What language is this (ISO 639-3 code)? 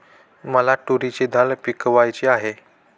mar